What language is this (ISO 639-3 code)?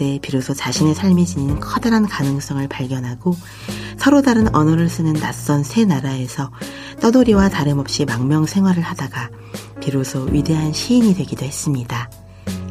kor